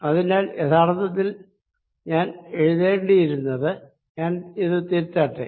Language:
Malayalam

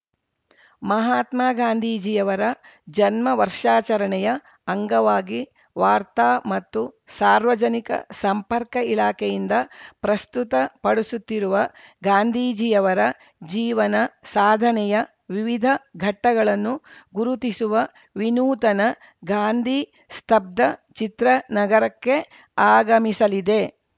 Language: Kannada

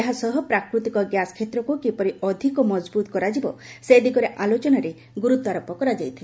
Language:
Odia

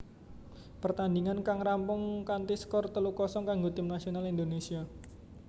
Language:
Javanese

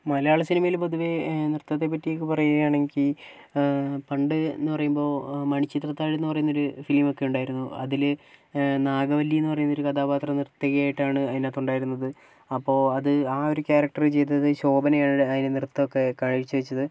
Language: Malayalam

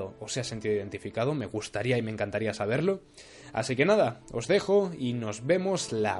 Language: Spanish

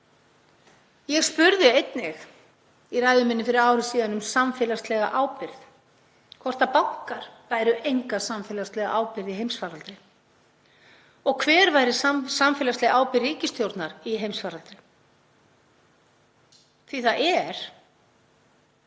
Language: Icelandic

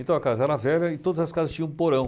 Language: Portuguese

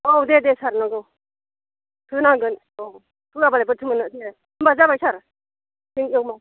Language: Bodo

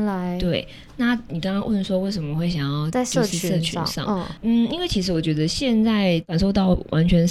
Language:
Chinese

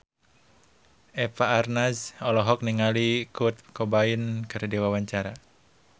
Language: Sundanese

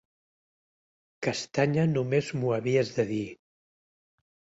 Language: Catalan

